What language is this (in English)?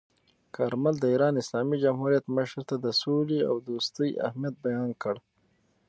Pashto